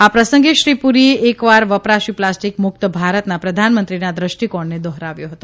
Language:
Gujarati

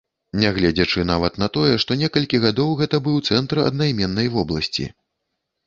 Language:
Belarusian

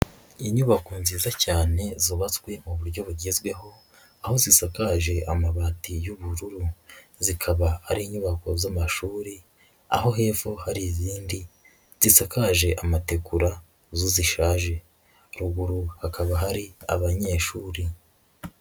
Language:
Kinyarwanda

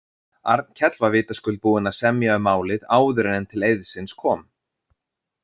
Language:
Icelandic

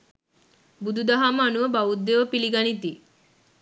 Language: Sinhala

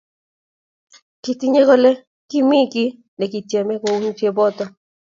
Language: Kalenjin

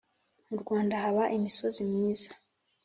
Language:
Kinyarwanda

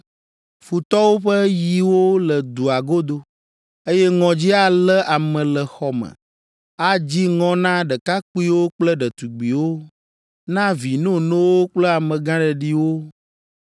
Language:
Ewe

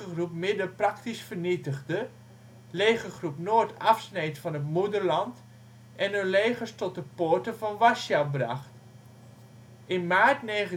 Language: Dutch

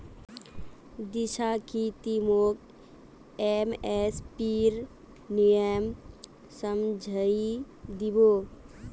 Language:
Magahi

